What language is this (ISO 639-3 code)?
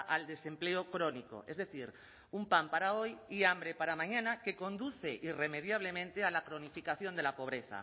spa